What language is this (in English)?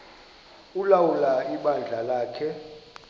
Xhosa